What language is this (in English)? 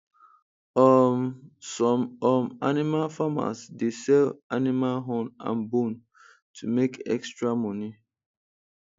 Nigerian Pidgin